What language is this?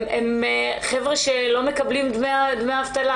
Hebrew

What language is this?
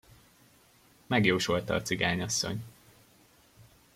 Hungarian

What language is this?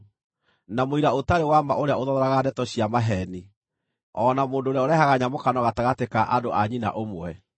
Kikuyu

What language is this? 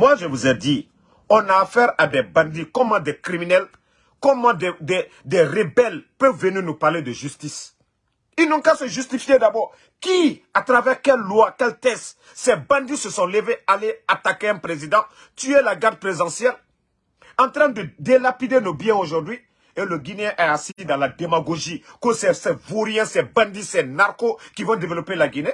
French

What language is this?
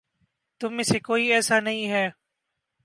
Urdu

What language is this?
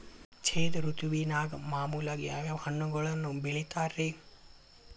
Kannada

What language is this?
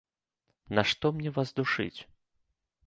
Belarusian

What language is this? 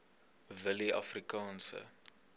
Afrikaans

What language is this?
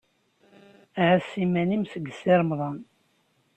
Kabyle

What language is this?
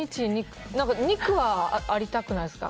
Japanese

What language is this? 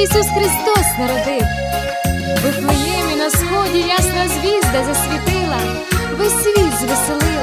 Ukrainian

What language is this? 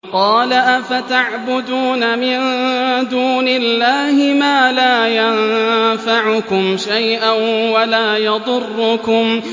Arabic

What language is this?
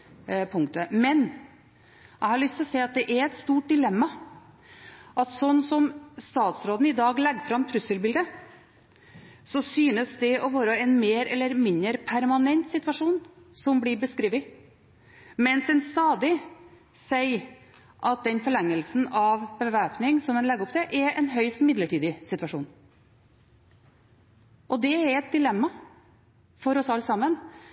Norwegian Bokmål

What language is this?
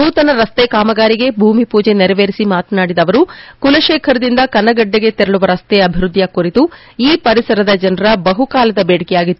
Kannada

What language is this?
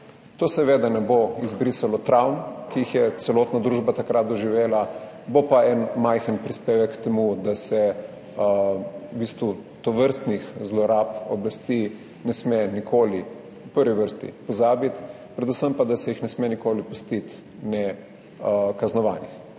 Slovenian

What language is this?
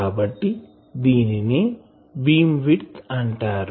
Telugu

